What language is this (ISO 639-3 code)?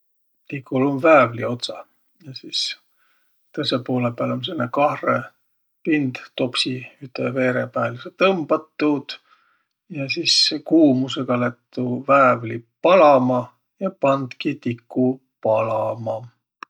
vro